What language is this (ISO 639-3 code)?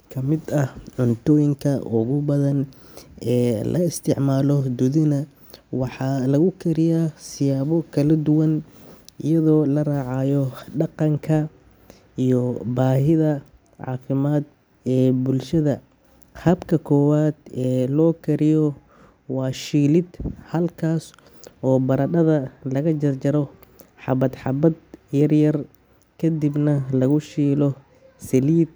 som